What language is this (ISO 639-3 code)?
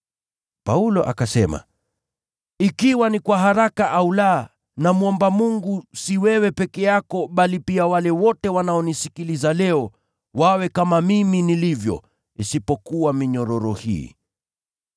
swa